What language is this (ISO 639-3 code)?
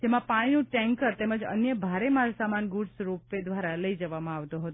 guj